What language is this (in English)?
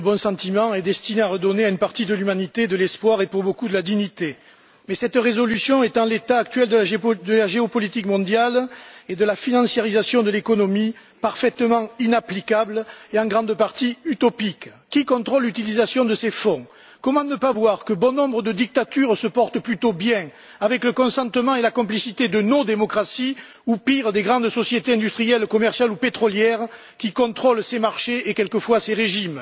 French